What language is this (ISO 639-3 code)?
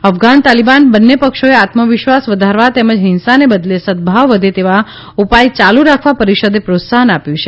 guj